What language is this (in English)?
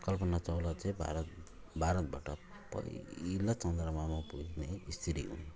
Nepali